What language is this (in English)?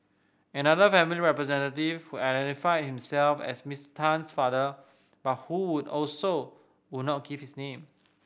English